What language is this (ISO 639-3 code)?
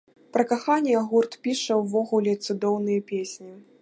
bel